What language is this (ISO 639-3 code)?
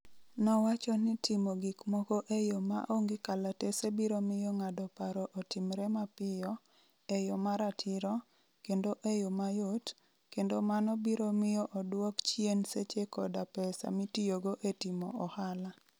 luo